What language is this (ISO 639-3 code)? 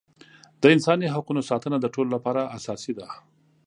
pus